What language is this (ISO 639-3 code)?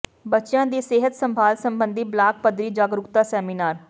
pan